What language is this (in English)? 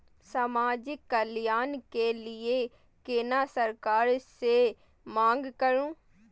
Maithili